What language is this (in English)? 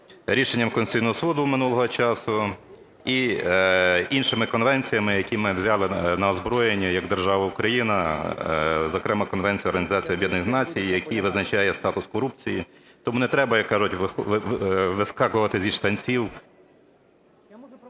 Ukrainian